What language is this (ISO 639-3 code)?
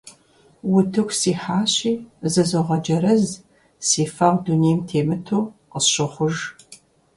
kbd